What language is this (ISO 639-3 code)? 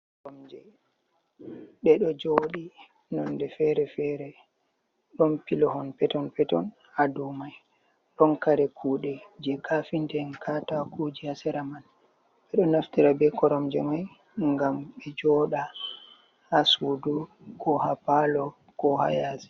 ful